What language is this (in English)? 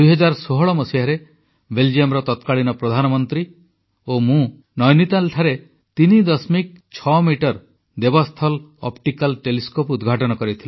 Odia